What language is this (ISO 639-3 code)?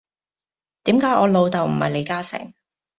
yue